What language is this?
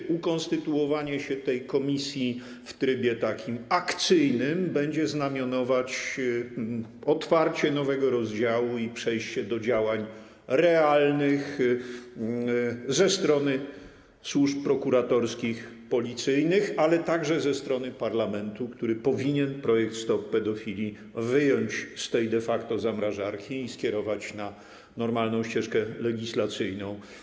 Polish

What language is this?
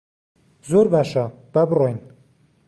Central Kurdish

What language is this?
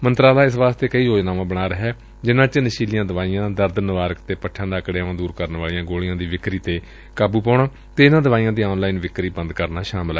Punjabi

